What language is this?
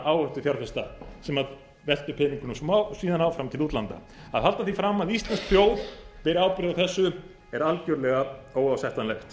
Icelandic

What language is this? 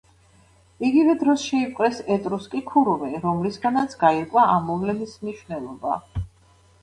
Georgian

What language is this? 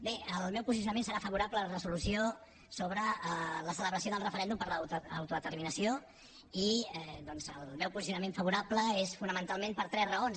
Catalan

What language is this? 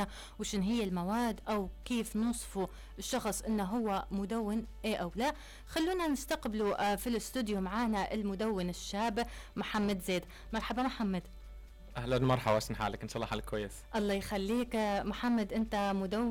Arabic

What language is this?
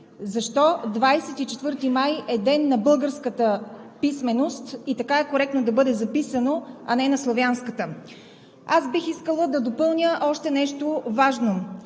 Bulgarian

